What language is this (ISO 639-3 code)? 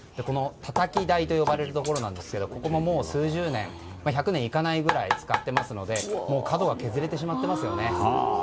jpn